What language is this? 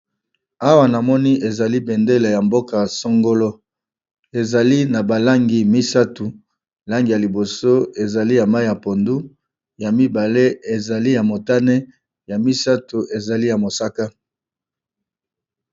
Lingala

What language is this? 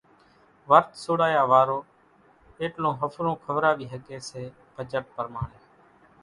Kachi Koli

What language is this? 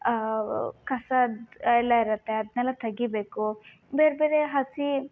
Kannada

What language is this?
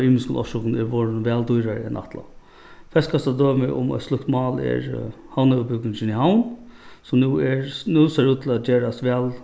Faroese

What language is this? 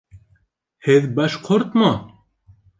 Bashkir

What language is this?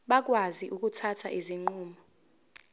Zulu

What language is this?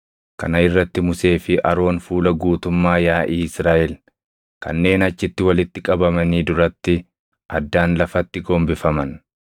Oromo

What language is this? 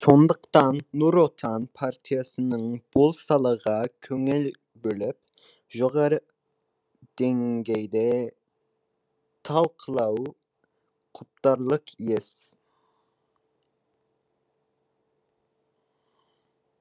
Kazakh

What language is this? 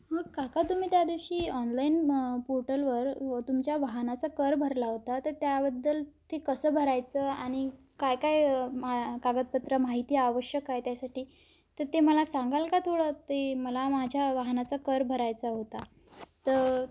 Marathi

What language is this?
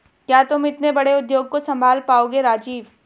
Hindi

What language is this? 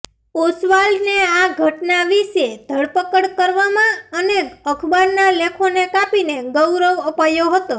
Gujarati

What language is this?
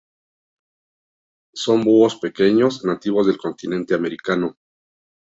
Spanish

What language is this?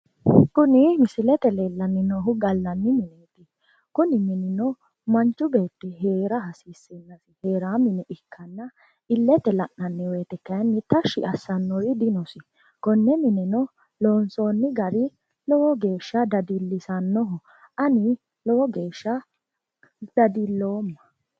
Sidamo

